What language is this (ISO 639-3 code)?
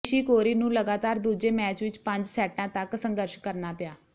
pan